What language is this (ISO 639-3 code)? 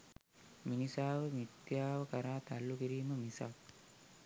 sin